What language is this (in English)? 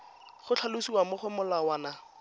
Tswana